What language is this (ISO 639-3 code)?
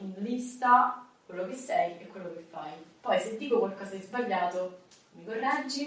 ita